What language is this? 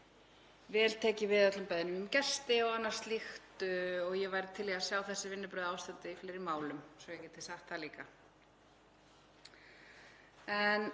Icelandic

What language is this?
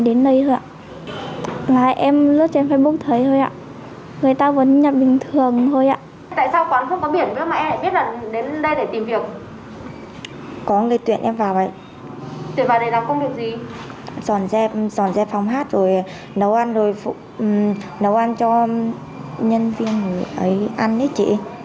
Vietnamese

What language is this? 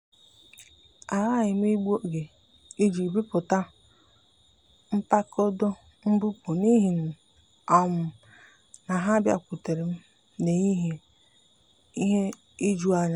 Igbo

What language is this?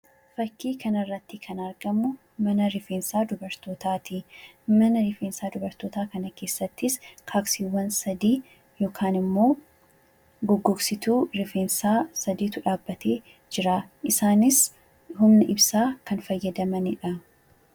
Oromo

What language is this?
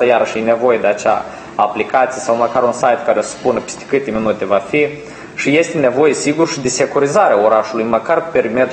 Romanian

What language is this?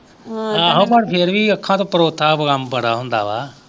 Punjabi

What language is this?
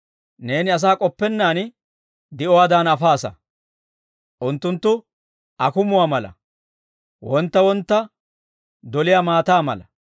Dawro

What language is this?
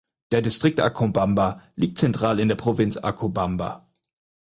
German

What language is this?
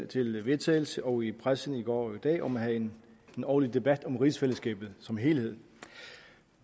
Danish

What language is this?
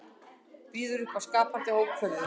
Icelandic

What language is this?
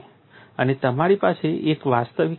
Gujarati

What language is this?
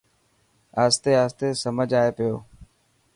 Dhatki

